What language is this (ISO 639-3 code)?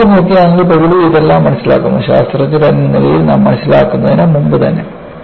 mal